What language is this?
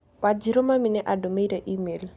Kikuyu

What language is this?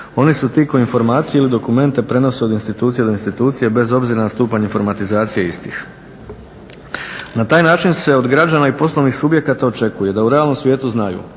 Croatian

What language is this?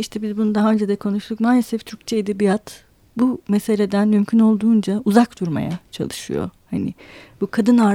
Turkish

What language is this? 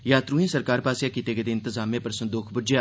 Dogri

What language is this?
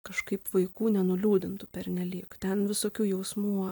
Lithuanian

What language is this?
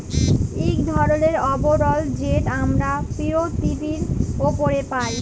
Bangla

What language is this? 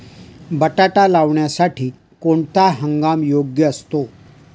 Marathi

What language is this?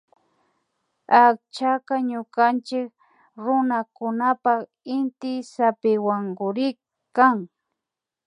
Imbabura Highland Quichua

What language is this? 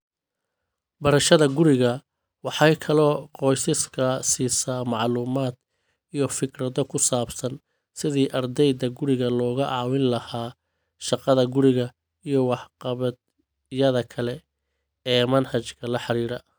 Somali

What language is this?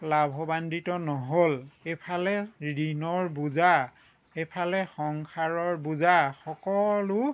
Assamese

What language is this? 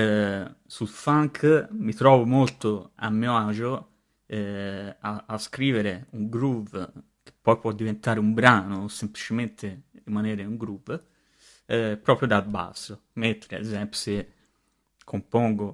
Italian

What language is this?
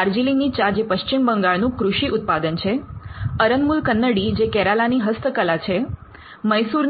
Gujarati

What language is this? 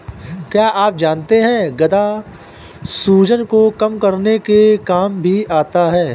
Hindi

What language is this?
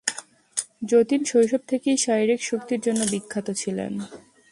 Bangla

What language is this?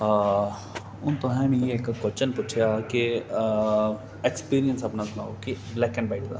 Dogri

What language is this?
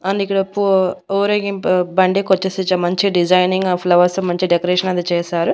Telugu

